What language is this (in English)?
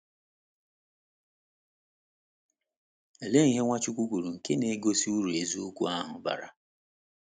Igbo